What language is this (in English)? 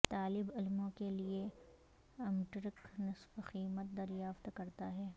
Urdu